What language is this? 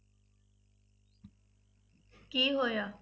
Punjabi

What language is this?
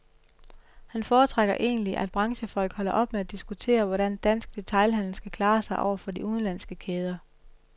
Danish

